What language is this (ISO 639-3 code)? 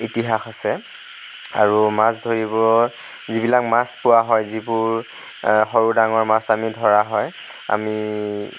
asm